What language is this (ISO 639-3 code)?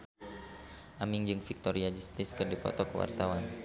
sun